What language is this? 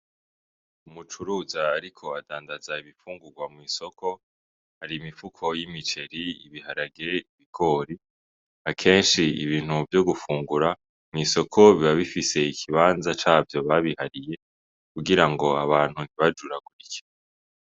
Rundi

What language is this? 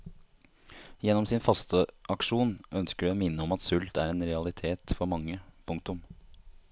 Norwegian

